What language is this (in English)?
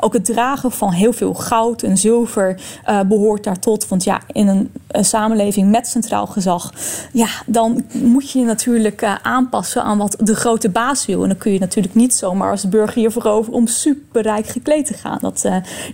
Dutch